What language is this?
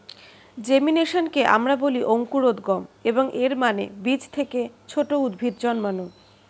Bangla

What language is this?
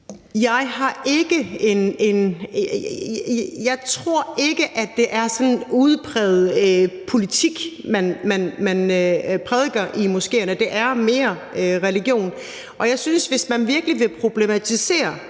Danish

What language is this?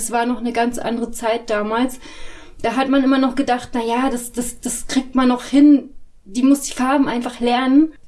German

